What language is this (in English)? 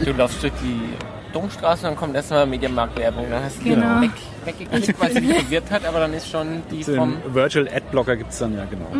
German